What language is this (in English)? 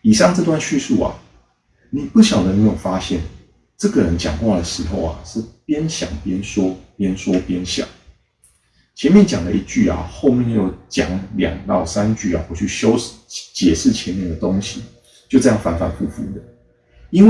Chinese